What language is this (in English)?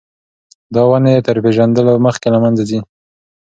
Pashto